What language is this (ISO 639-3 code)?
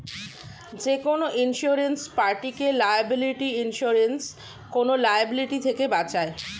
ben